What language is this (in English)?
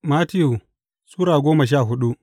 Hausa